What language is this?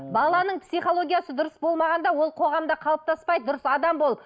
Kazakh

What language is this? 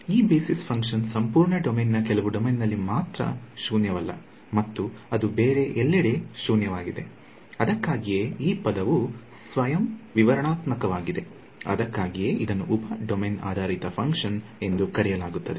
Kannada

